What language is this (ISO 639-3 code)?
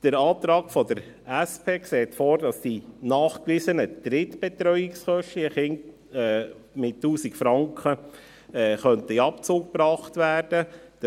gsw